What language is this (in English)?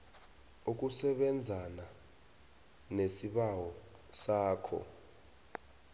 South Ndebele